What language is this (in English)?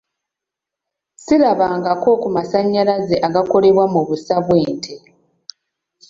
Ganda